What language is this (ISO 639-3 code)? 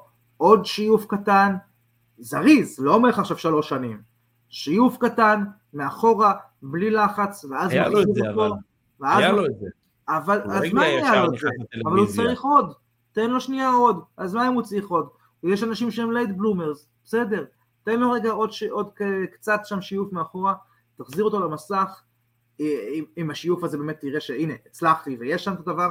heb